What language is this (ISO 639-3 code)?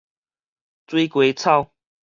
nan